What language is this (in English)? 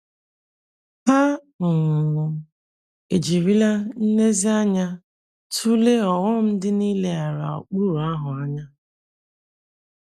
Igbo